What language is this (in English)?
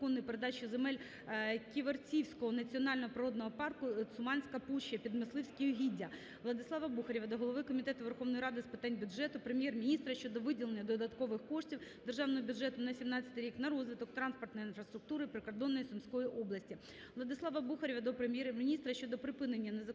Ukrainian